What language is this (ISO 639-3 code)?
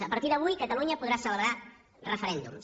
cat